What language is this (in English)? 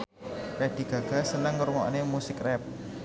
Javanese